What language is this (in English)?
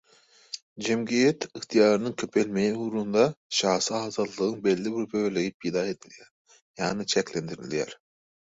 Turkmen